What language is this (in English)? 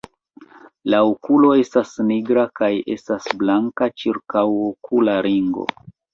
Esperanto